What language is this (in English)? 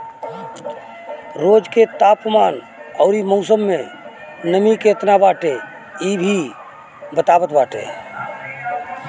Bhojpuri